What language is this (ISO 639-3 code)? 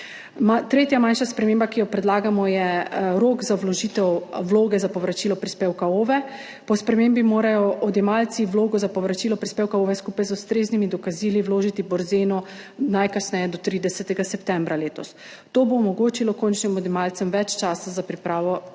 slv